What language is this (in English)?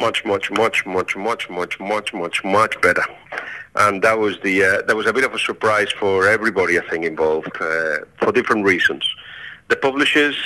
English